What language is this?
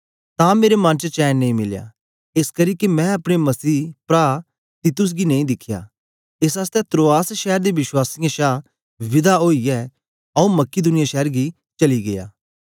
Dogri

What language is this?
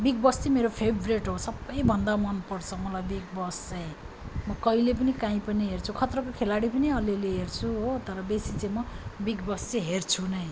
Nepali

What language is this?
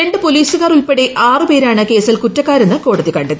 Malayalam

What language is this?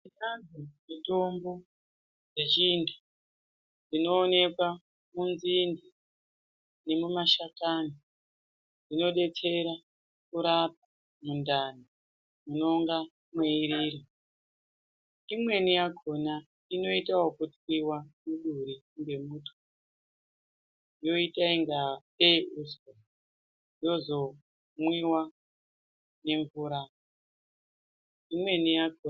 Ndau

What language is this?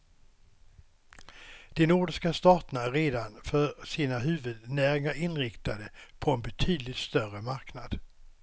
Swedish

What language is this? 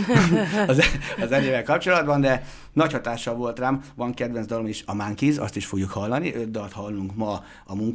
Hungarian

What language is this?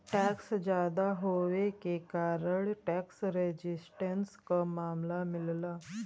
Bhojpuri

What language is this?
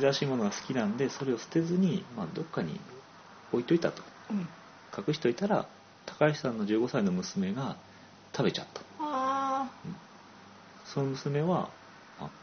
Japanese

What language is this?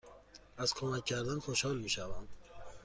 Persian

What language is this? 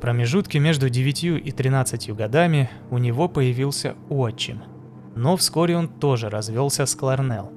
Russian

